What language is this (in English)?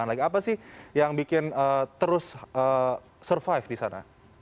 Indonesian